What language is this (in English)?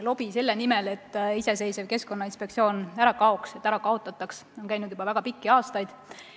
Estonian